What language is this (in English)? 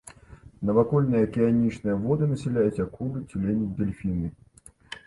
Belarusian